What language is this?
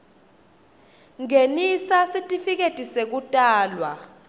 Swati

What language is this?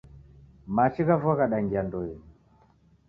Taita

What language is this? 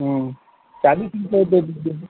Hindi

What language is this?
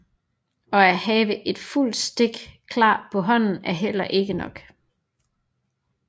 Danish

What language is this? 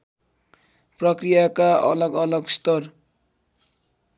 Nepali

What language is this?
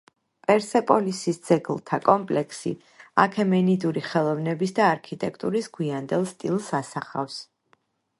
Georgian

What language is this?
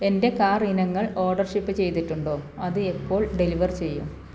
Malayalam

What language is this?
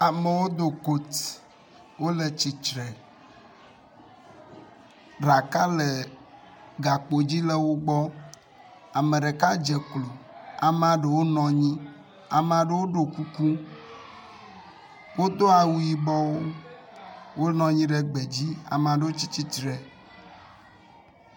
Ewe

